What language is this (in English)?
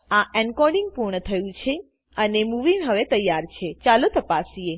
Gujarati